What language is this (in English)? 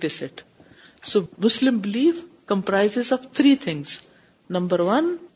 Urdu